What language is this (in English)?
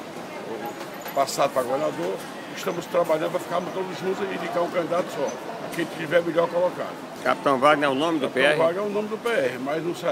Portuguese